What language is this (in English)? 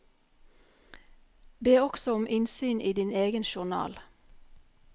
Norwegian